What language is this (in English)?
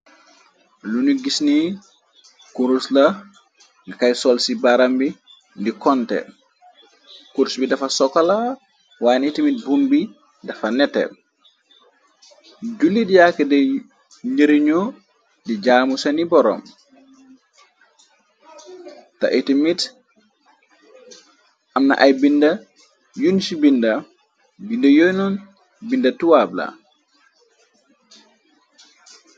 Wolof